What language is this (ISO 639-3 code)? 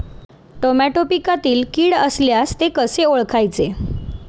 mar